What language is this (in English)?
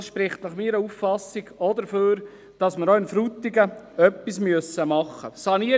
Swiss German